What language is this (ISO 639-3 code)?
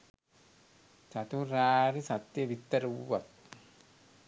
sin